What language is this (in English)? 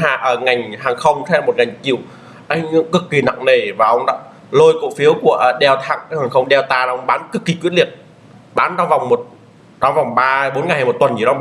Vietnamese